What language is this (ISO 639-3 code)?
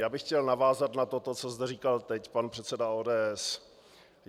ces